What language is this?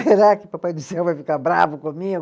Portuguese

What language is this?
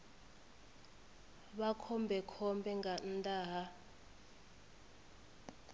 Venda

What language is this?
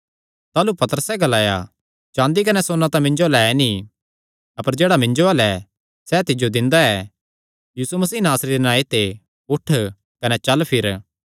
Kangri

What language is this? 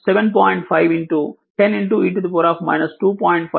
Telugu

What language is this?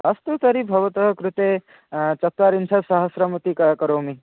Sanskrit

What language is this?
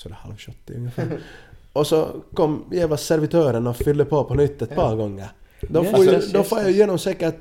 Swedish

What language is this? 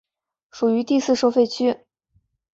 Chinese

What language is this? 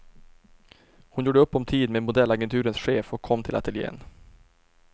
Swedish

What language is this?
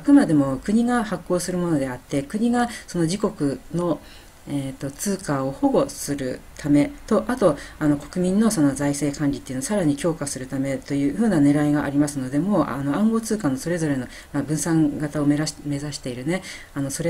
Japanese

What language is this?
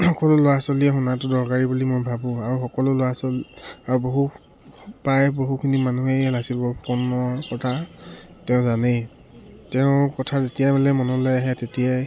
Assamese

